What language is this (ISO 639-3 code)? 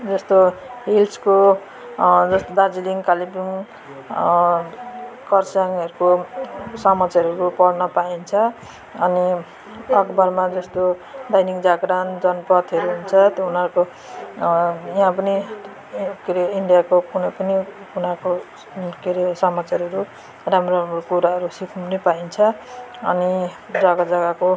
nep